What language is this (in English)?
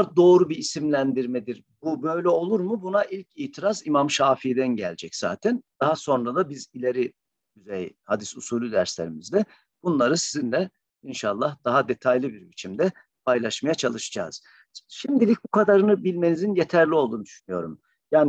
Turkish